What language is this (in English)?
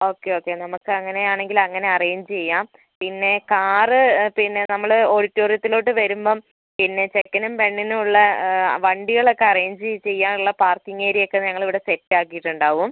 Malayalam